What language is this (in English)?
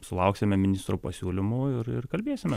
Lithuanian